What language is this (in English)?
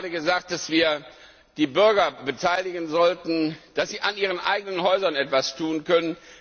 German